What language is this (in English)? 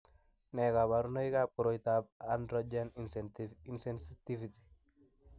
Kalenjin